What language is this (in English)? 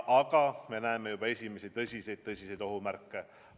Estonian